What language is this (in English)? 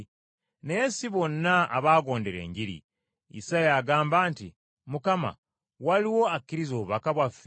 Ganda